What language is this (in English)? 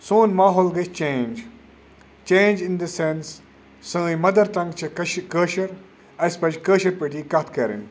Kashmiri